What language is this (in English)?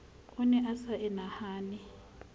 Southern Sotho